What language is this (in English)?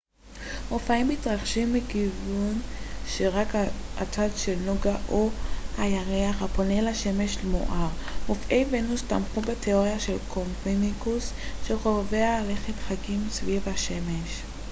Hebrew